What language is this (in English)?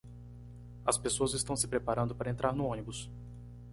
Portuguese